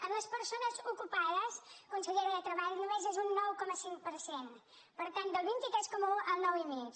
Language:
Catalan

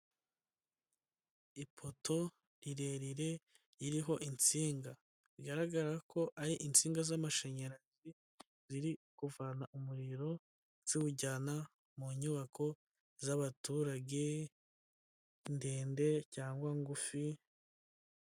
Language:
Kinyarwanda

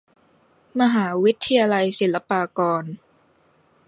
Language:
Thai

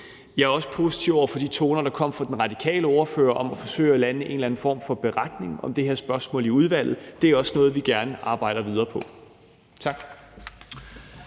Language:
Danish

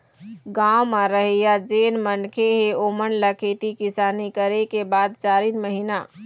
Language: Chhattisgarhi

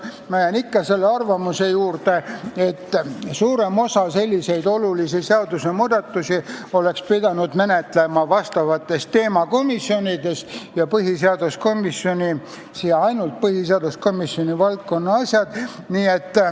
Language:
Estonian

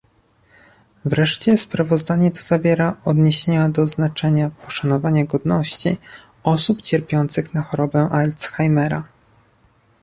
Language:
Polish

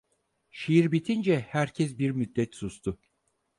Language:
Turkish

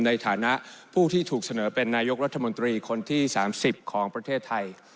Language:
Thai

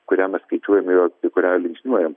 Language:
Lithuanian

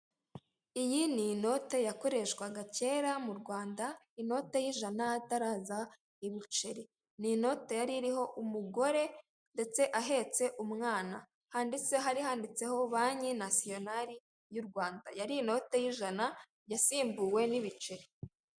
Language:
Kinyarwanda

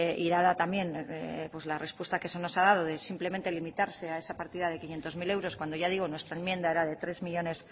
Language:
Spanish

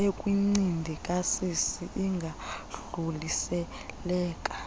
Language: Xhosa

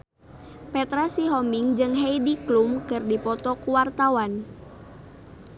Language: Sundanese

